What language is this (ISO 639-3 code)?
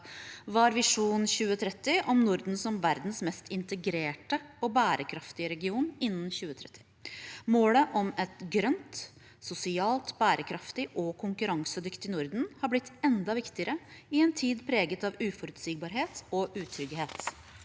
nor